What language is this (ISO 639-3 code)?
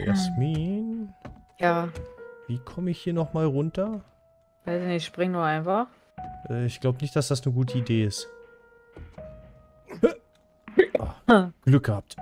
deu